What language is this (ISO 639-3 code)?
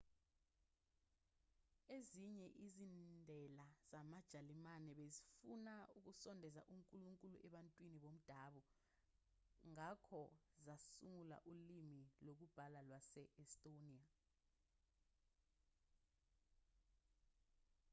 zul